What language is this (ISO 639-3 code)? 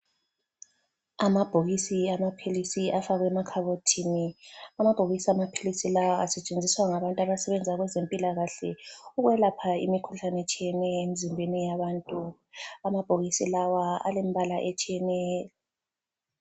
nde